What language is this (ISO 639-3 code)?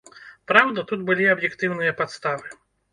bel